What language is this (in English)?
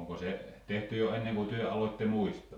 Finnish